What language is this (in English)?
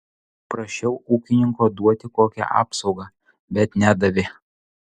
Lithuanian